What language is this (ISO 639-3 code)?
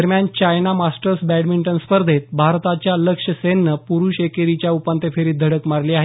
mar